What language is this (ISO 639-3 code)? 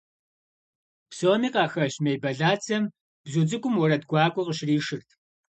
kbd